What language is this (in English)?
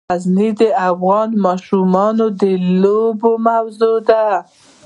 Pashto